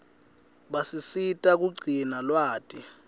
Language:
Swati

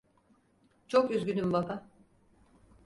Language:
Turkish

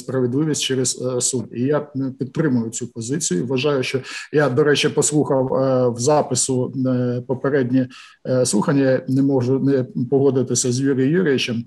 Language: Ukrainian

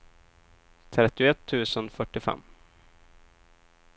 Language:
Swedish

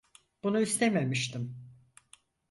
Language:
Turkish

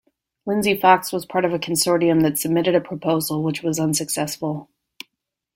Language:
English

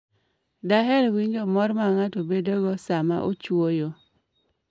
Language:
Luo (Kenya and Tanzania)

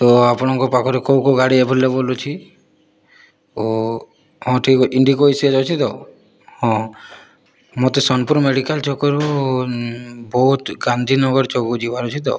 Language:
Odia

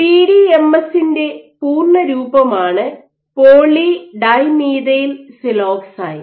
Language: Malayalam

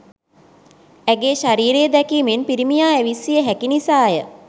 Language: Sinhala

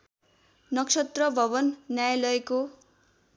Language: Nepali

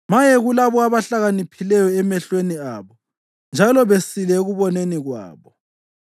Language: North Ndebele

